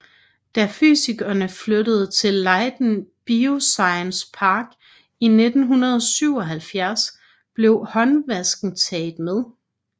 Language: Danish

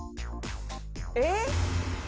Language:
Japanese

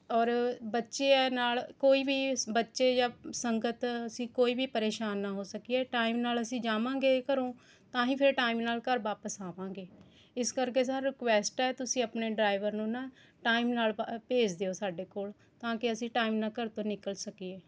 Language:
Punjabi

